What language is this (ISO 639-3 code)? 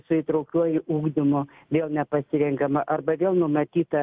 lit